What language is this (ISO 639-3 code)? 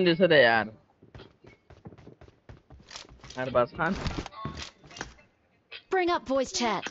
ara